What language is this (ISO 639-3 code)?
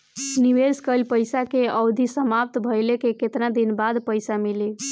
bho